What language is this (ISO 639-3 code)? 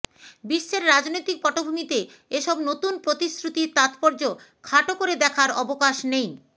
ben